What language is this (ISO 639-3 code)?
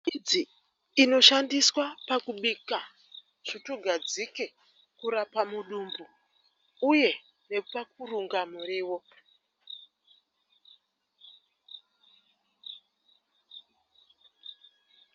sna